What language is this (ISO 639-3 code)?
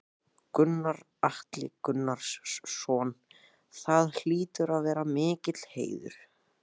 isl